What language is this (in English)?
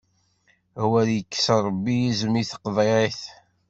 Kabyle